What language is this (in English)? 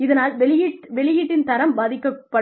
Tamil